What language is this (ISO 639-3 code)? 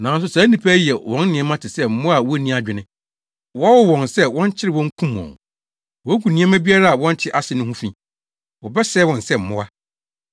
aka